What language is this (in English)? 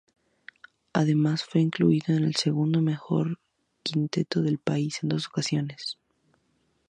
Spanish